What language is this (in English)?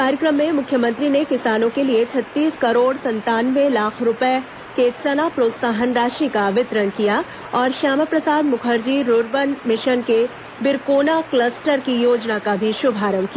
Hindi